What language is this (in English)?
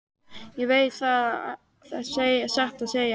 Icelandic